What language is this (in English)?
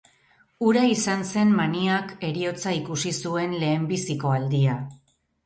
Basque